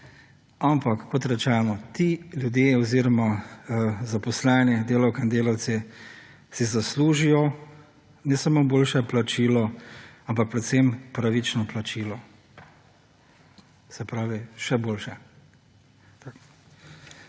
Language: Slovenian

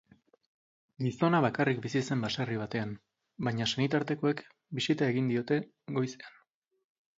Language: Basque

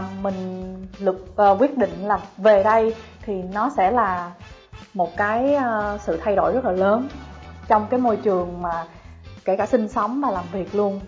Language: Vietnamese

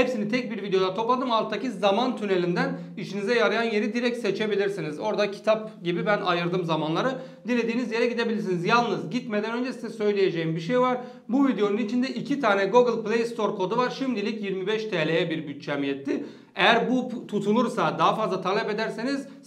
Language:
Turkish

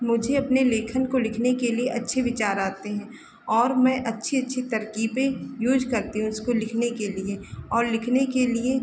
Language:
Hindi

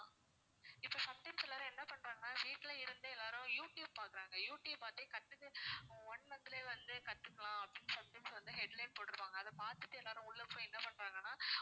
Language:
Tamil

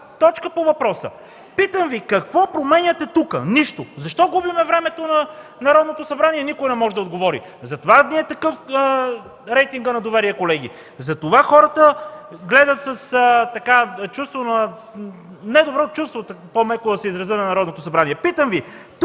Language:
Bulgarian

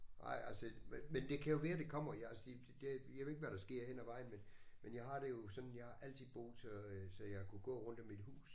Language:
Danish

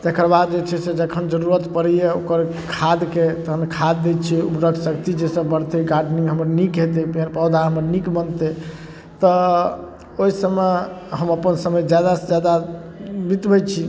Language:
Maithili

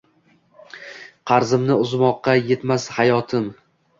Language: Uzbek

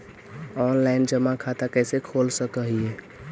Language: Magahi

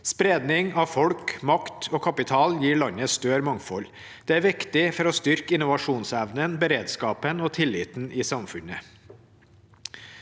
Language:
Norwegian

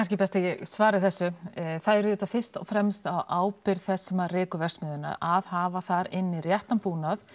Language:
Icelandic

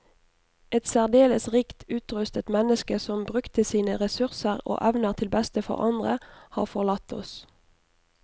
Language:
Norwegian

